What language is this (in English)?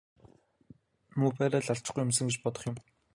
Mongolian